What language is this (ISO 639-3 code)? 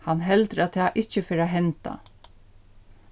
fao